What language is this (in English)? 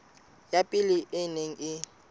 Southern Sotho